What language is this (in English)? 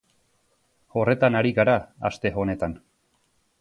Basque